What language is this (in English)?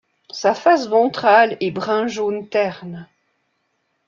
French